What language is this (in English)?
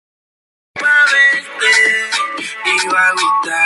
Spanish